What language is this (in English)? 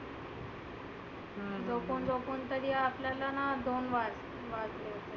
Marathi